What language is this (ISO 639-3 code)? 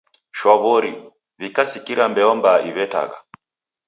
dav